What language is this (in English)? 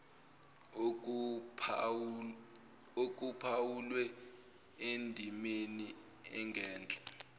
Zulu